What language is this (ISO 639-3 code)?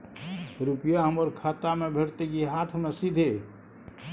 mai